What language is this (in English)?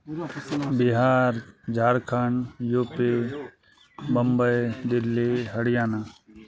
Maithili